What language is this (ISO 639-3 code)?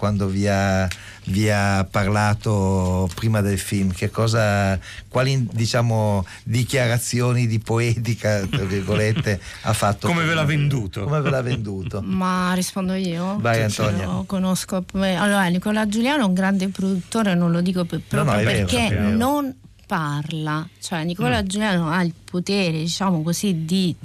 ita